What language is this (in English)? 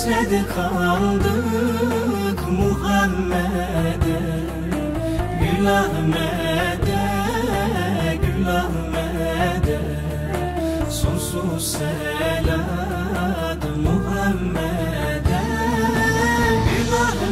Arabic